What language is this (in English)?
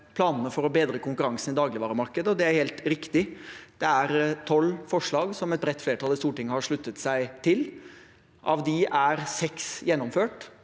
Norwegian